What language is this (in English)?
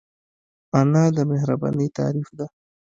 Pashto